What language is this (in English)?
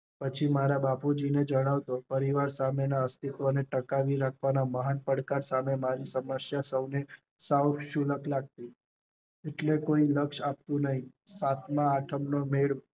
Gujarati